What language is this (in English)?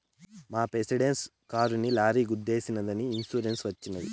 Telugu